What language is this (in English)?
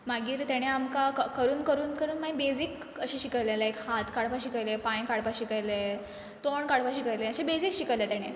Konkani